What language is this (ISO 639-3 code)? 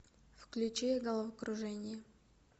rus